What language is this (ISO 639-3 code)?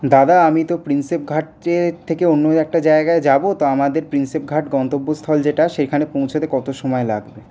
ben